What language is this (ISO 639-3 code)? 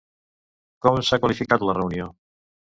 cat